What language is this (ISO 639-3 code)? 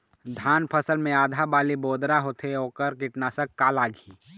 hne